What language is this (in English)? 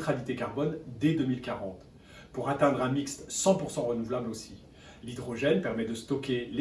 French